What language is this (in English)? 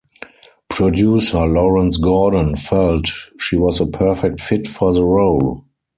English